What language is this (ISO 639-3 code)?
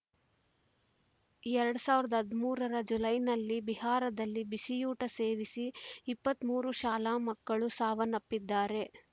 kan